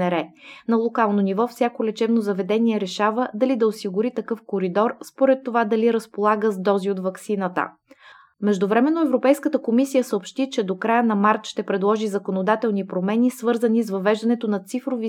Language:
Bulgarian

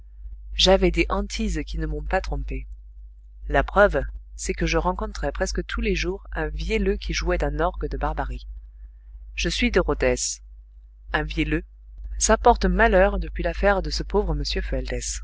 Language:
French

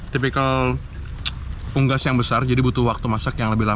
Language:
Indonesian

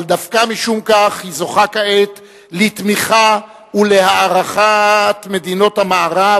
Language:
Hebrew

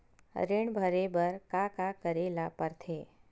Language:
Chhattisgarhi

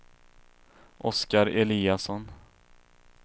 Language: Swedish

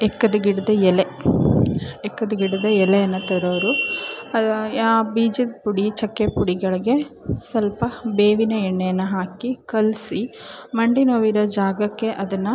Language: Kannada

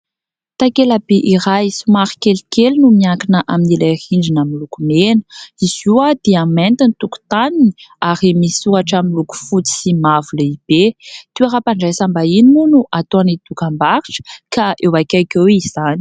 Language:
Malagasy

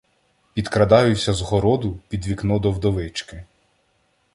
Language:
Ukrainian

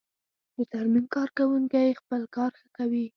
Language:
Pashto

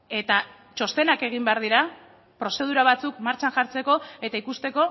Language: Basque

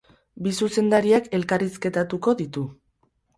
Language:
Basque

